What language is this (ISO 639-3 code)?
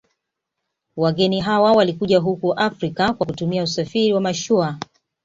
swa